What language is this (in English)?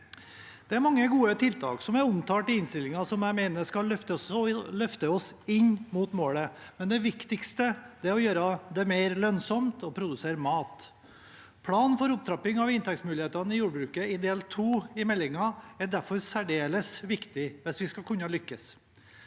Norwegian